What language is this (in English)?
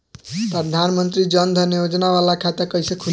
Bhojpuri